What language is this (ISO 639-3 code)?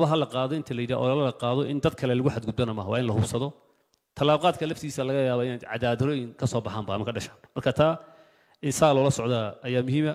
ara